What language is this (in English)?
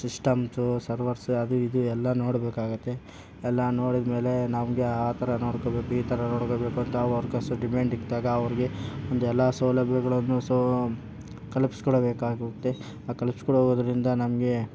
Kannada